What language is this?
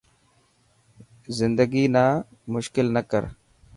Dhatki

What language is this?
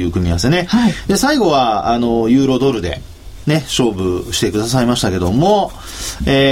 Japanese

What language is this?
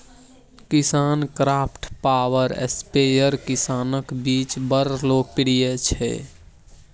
Maithili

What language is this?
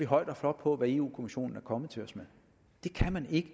Danish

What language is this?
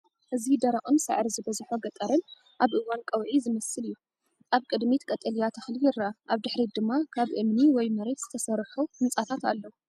Tigrinya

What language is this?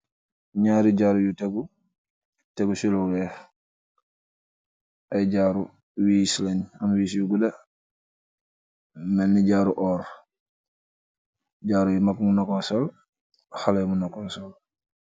Wolof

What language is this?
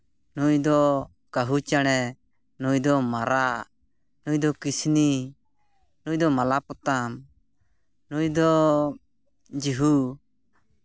Santali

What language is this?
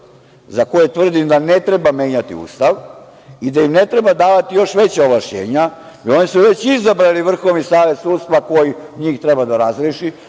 Serbian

